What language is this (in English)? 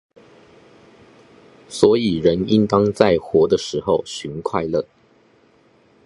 Chinese